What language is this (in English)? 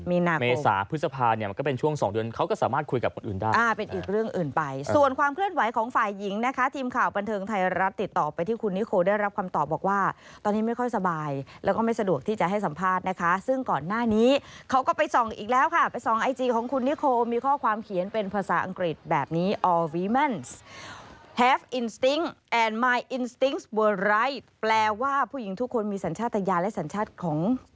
Thai